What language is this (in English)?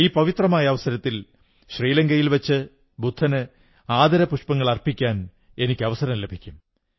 Malayalam